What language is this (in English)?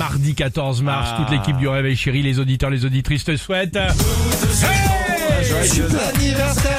French